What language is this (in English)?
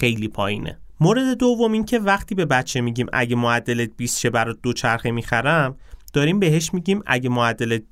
Persian